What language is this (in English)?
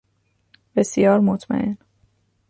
Persian